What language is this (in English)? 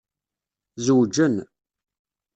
Kabyle